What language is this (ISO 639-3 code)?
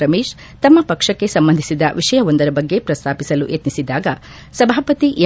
kan